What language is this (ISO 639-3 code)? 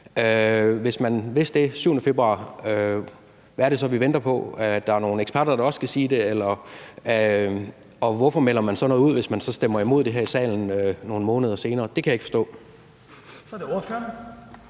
dan